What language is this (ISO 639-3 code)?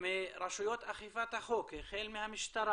heb